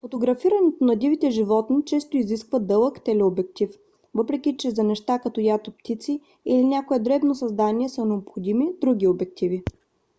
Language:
Bulgarian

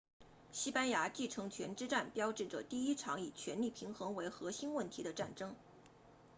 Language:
Chinese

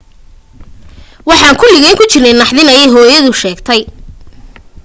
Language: Somali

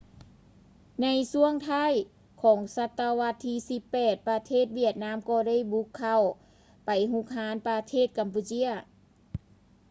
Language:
Lao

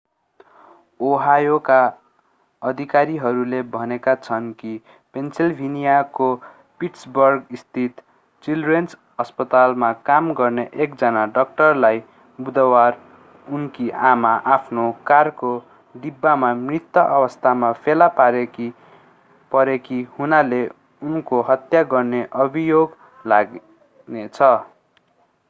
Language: Nepali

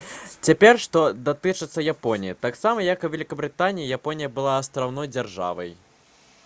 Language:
Belarusian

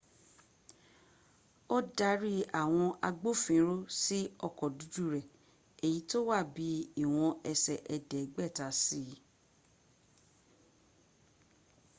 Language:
Yoruba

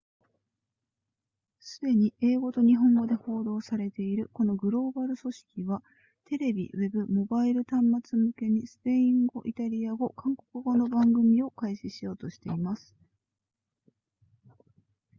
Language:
Japanese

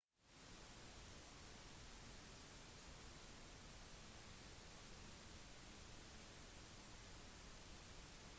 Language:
Norwegian Bokmål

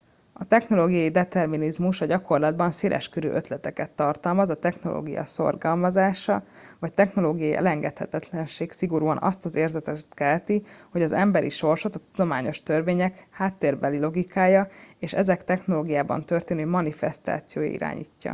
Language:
Hungarian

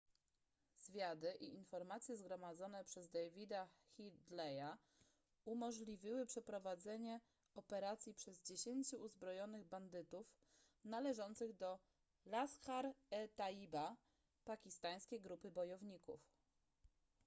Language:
Polish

